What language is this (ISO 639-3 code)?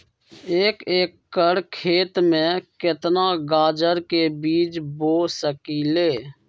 mag